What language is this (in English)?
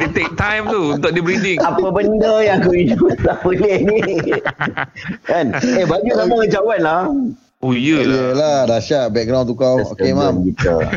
Malay